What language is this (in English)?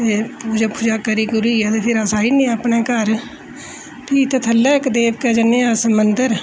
Dogri